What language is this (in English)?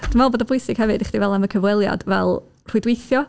Welsh